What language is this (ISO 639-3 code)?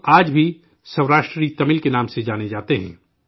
urd